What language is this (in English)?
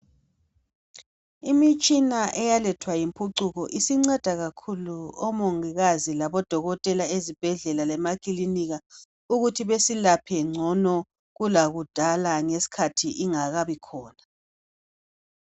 North Ndebele